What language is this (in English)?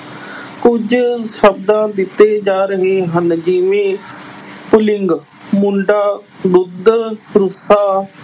Punjabi